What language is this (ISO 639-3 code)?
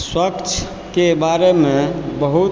mai